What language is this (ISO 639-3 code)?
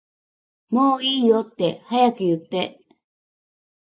jpn